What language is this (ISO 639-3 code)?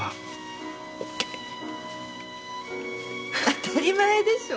jpn